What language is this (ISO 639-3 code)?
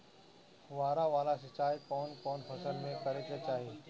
bho